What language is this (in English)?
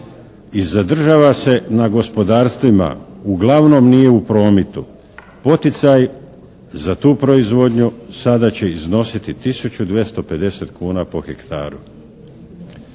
Croatian